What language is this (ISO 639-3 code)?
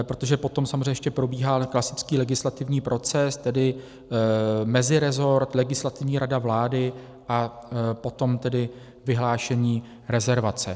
ces